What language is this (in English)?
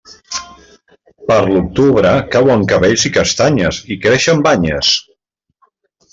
Catalan